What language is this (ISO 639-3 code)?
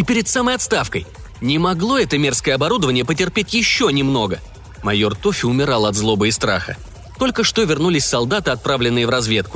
rus